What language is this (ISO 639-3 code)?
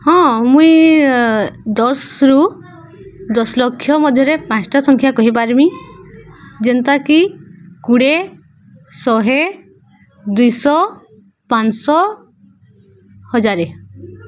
ori